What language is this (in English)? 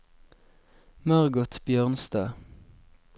Norwegian